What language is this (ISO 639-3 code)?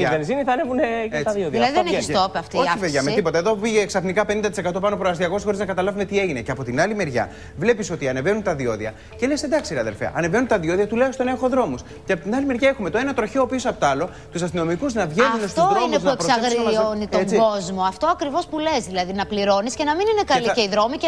ell